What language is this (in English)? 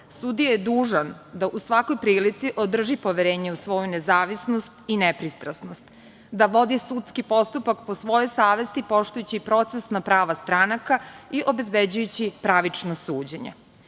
Serbian